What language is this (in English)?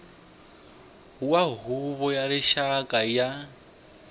Tsonga